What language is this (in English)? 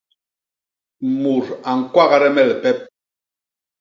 Basaa